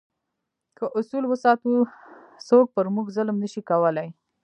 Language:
Pashto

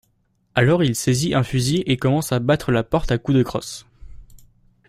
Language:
French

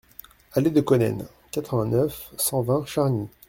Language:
French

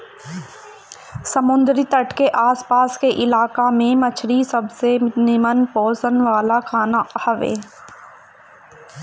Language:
Bhojpuri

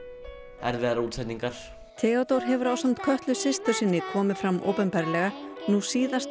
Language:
Icelandic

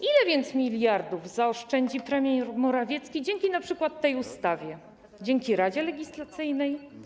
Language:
Polish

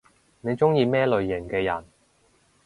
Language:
Cantonese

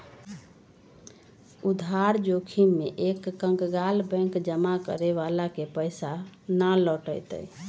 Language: Magahi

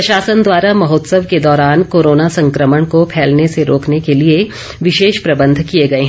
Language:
Hindi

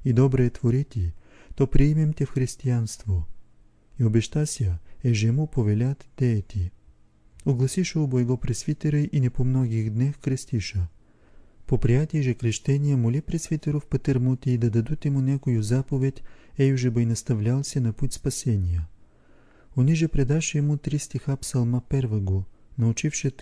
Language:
Bulgarian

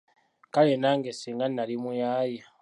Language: Ganda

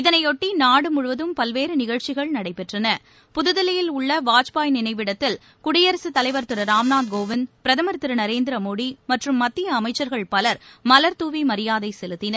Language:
Tamil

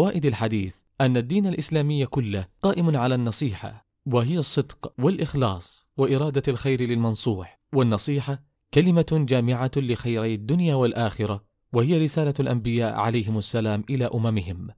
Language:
Arabic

